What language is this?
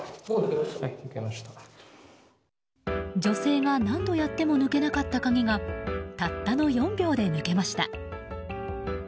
Japanese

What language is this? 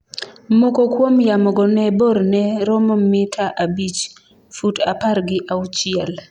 Luo (Kenya and Tanzania)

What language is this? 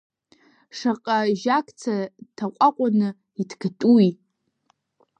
Abkhazian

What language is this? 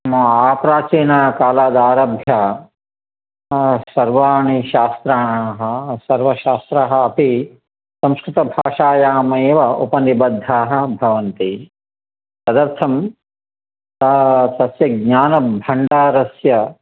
Sanskrit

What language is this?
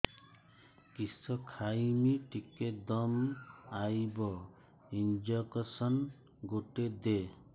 Odia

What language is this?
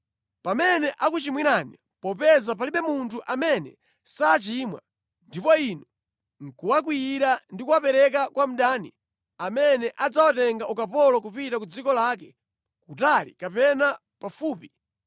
Nyanja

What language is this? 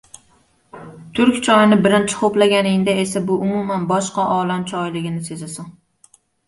Uzbek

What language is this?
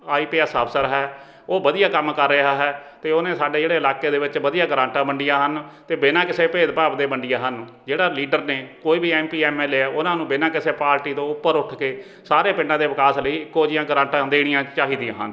Punjabi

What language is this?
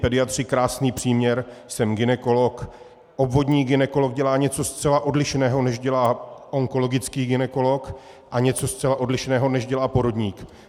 Czech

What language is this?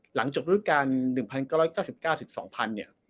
Thai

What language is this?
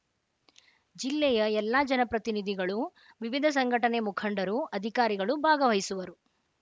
Kannada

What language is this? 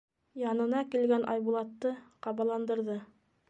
Bashkir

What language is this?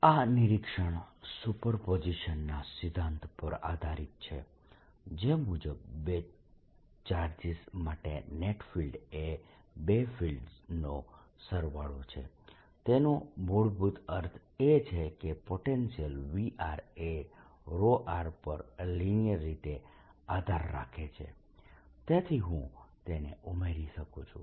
Gujarati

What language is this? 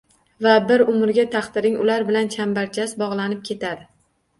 Uzbek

